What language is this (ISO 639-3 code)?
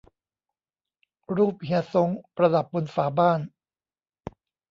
tha